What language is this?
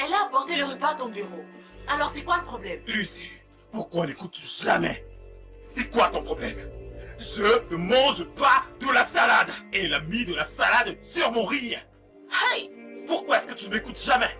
French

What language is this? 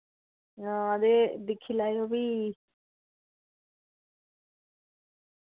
Dogri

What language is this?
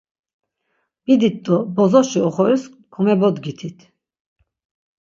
Laz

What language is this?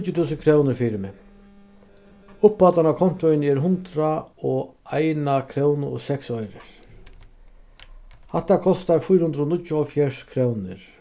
Faroese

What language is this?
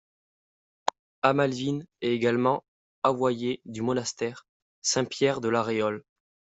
French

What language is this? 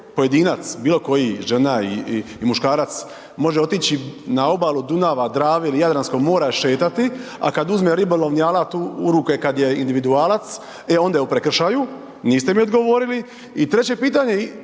Croatian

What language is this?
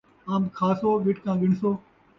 Saraiki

